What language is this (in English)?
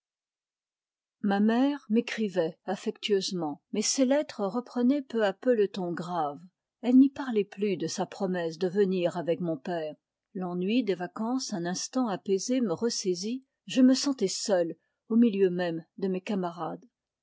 French